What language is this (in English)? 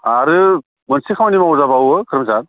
Bodo